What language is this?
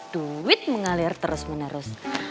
Indonesian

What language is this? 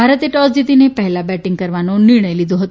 Gujarati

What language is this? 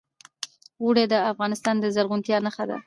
Pashto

